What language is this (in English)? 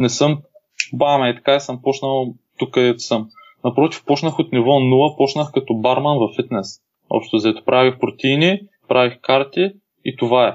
Bulgarian